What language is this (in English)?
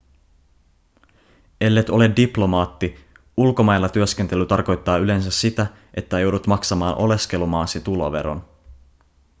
Finnish